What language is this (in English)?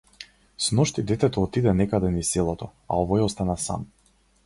Macedonian